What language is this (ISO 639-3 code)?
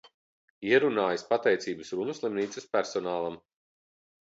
lav